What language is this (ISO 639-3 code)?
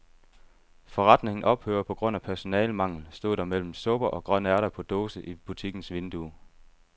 dan